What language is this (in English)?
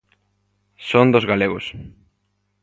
Galician